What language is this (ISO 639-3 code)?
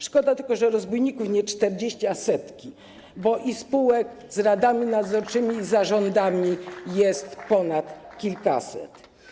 pol